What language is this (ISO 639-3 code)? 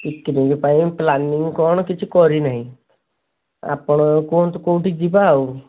ori